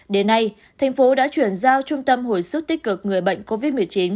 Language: Vietnamese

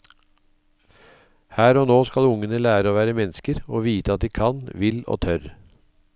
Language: Norwegian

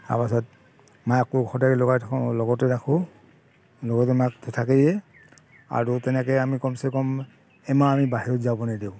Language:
Assamese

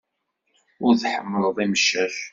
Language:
Kabyle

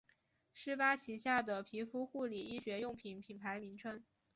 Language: Chinese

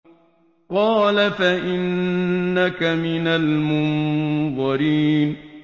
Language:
Arabic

